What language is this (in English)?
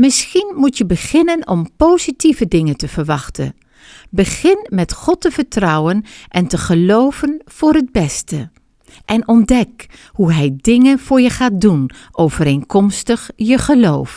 Dutch